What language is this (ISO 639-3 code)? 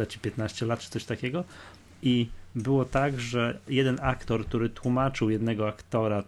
pol